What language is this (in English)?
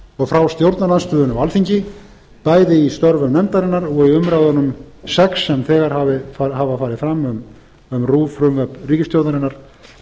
Icelandic